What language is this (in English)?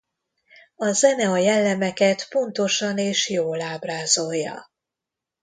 Hungarian